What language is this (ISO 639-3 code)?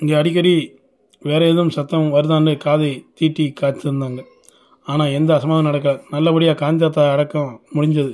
tam